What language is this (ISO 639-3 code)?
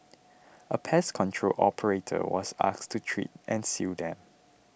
eng